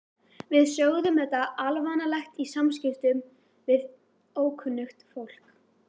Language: Icelandic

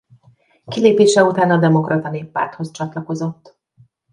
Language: Hungarian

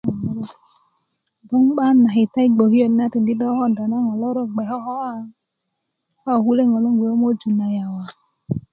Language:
Kuku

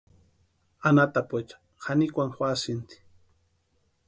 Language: Western Highland Purepecha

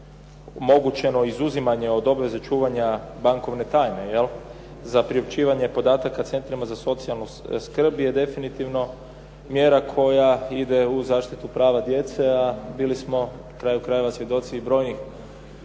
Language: Croatian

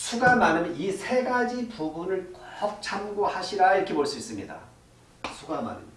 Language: Korean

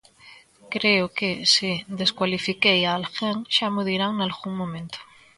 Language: Galician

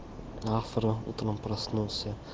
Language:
Russian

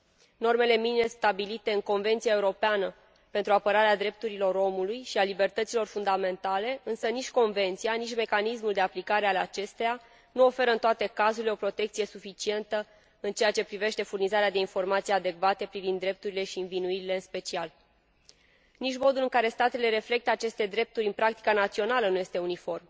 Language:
Romanian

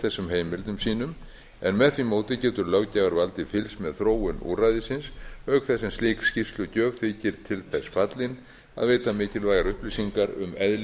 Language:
Icelandic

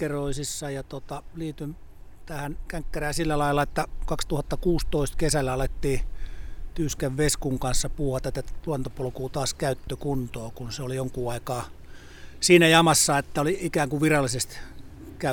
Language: Finnish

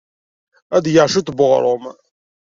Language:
Kabyle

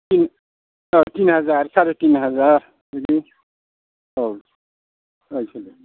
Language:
Bodo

